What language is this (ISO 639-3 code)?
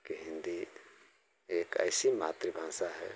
hin